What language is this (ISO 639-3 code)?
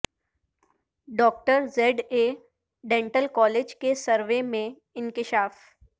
urd